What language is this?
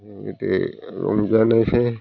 Bodo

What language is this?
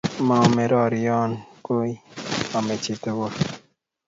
Kalenjin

